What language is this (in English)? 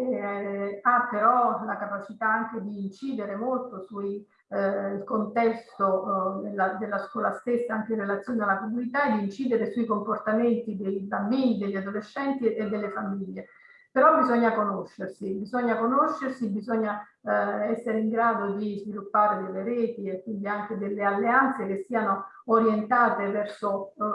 Italian